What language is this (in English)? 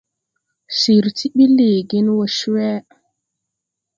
Tupuri